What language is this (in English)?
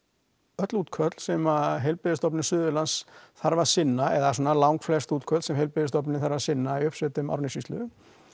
Icelandic